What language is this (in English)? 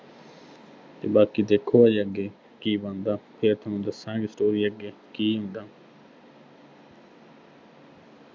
Punjabi